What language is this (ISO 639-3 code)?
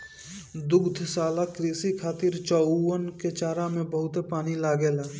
bho